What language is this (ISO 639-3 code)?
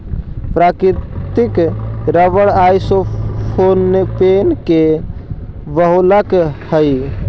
mag